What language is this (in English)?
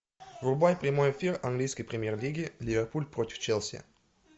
Russian